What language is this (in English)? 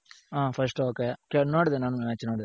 Kannada